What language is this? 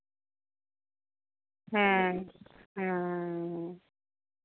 Santali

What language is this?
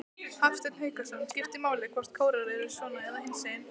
Icelandic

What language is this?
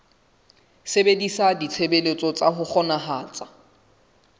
Southern Sotho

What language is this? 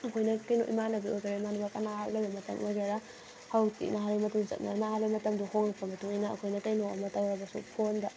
Manipuri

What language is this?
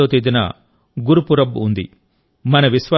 Telugu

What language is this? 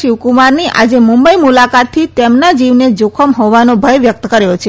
Gujarati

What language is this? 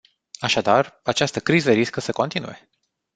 Romanian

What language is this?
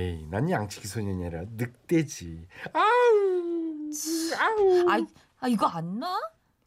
Korean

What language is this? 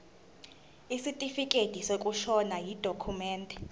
Zulu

